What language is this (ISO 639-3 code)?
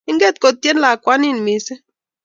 kln